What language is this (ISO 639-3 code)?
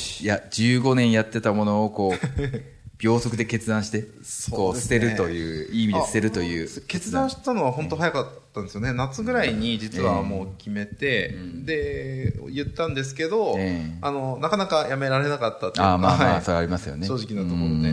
jpn